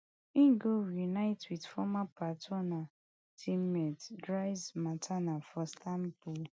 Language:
Nigerian Pidgin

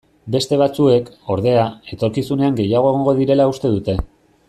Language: Basque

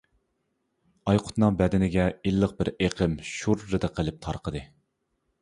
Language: Uyghur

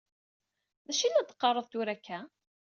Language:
Kabyle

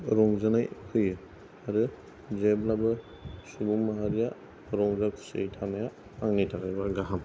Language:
Bodo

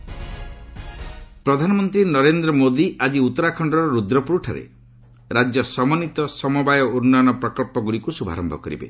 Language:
Odia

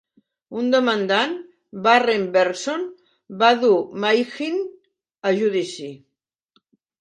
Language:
Catalan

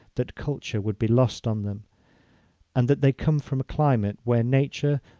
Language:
English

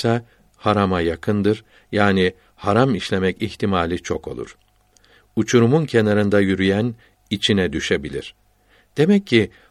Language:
Turkish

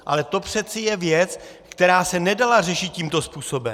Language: Czech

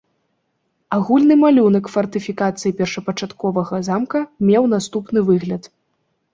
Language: Belarusian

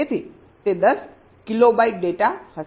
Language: Gujarati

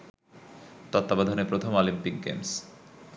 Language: Bangla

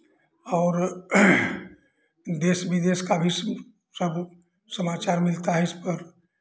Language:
Hindi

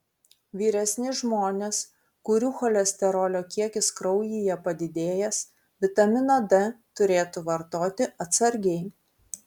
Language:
Lithuanian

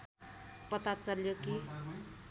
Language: Nepali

